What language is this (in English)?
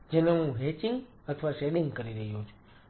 Gujarati